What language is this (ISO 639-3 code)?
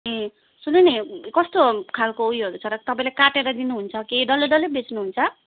nep